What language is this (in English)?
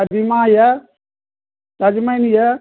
Maithili